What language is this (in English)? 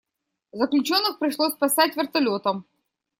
Russian